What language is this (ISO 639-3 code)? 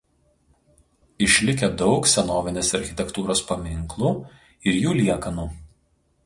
lit